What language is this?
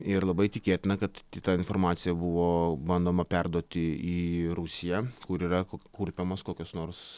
Lithuanian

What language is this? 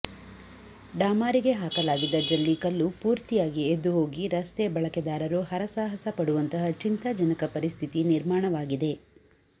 Kannada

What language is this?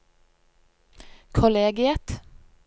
Norwegian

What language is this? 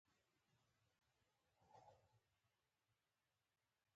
Pashto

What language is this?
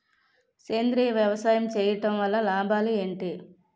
Telugu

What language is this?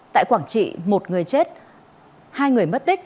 Vietnamese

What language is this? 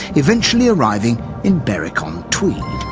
English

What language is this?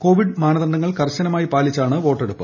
Malayalam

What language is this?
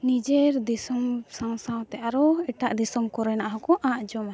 Santali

